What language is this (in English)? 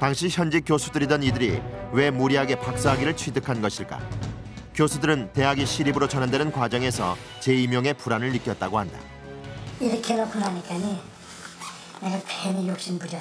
Korean